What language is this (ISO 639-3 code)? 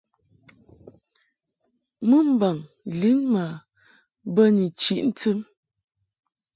mhk